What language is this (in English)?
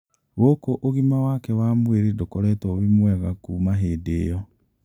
Kikuyu